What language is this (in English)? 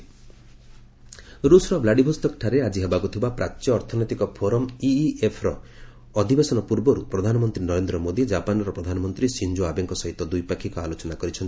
Odia